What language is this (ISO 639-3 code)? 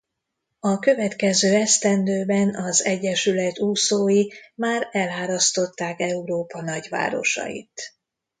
hun